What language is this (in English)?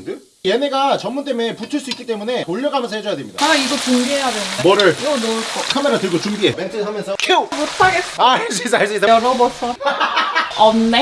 Korean